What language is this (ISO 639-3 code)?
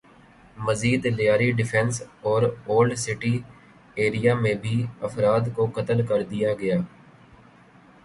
urd